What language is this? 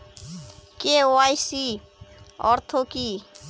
Bangla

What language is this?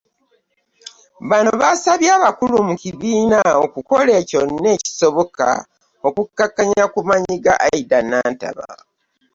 Ganda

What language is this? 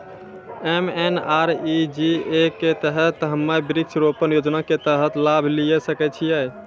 Maithili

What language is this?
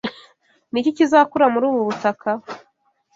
Kinyarwanda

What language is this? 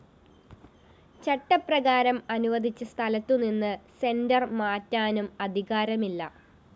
Malayalam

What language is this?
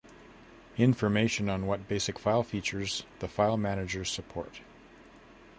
English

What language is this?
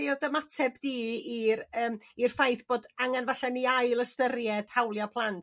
Welsh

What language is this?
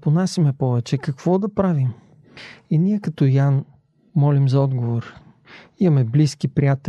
Bulgarian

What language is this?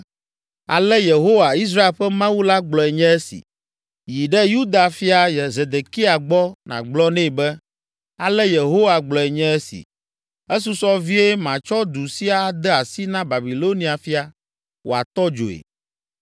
Ewe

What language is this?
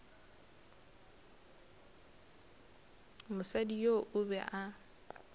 Northern Sotho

